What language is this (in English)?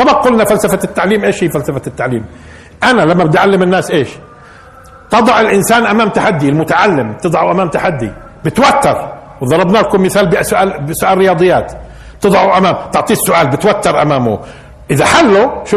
Arabic